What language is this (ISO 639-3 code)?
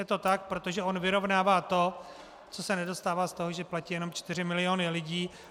ces